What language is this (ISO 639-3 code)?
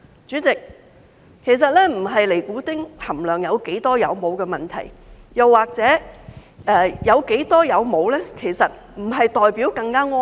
yue